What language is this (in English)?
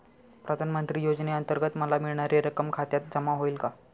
Marathi